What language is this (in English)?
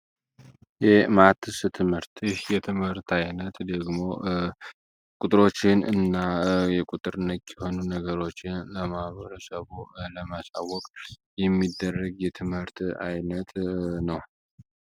Amharic